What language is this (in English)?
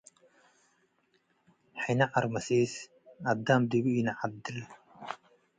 Tigre